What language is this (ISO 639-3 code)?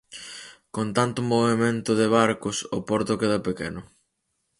glg